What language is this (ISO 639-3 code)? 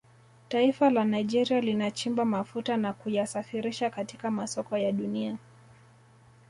swa